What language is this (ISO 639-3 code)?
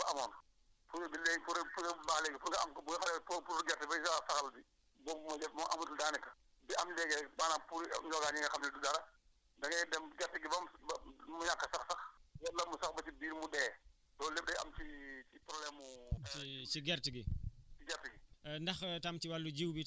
wol